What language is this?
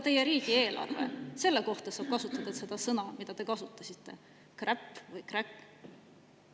Estonian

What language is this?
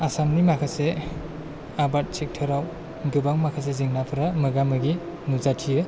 Bodo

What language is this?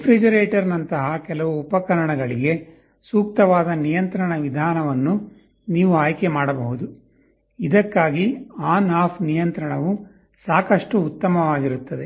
Kannada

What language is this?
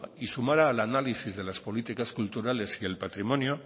Spanish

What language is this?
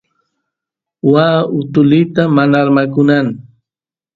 Santiago del Estero Quichua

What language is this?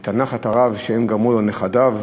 Hebrew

